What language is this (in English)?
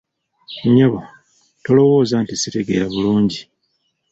Ganda